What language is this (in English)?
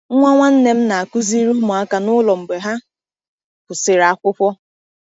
Igbo